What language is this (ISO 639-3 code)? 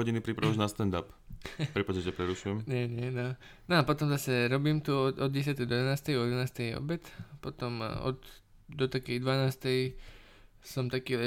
slk